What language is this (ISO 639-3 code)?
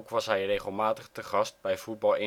nld